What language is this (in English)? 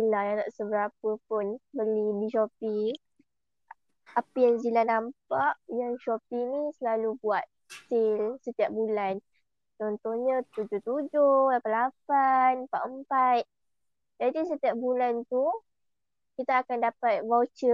Malay